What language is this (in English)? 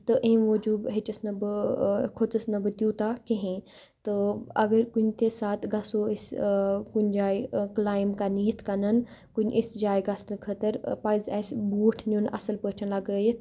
Kashmiri